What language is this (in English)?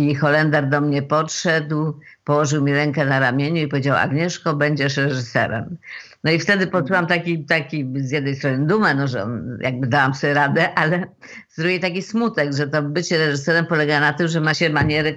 Polish